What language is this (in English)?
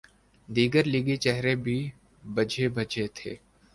Urdu